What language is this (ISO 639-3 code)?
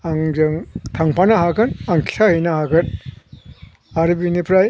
brx